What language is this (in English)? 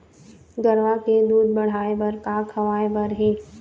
Chhattisgarhi